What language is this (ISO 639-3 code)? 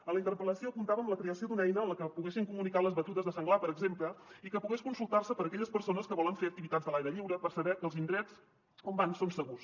cat